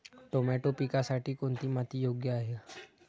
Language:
Marathi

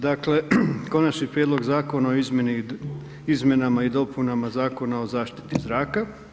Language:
Croatian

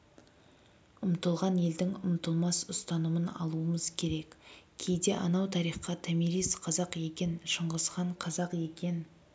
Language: Kazakh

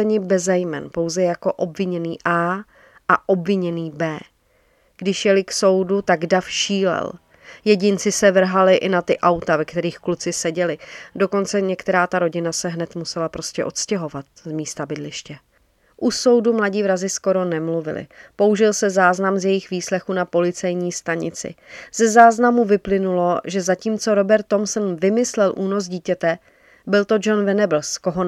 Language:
Czech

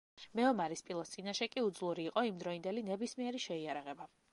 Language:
Georgian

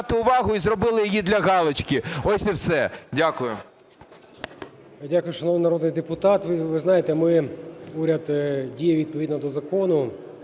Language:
Ukrainian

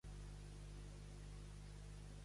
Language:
Catalan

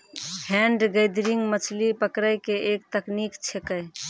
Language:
Maithili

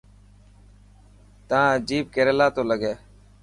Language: Dhatki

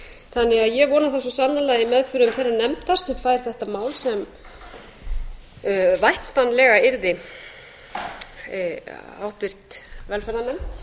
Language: Icelandic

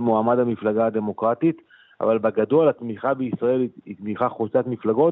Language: Hebrew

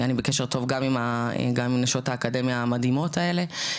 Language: Hebrew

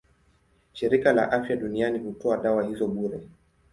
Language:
Swahili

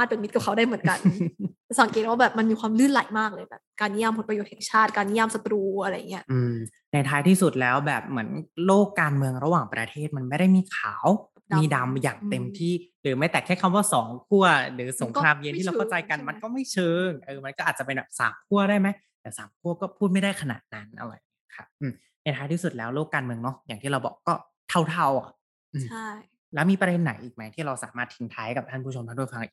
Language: Thai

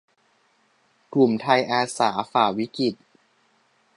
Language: Thai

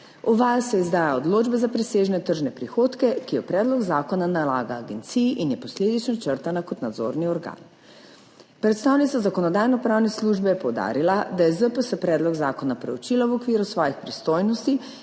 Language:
Slovenian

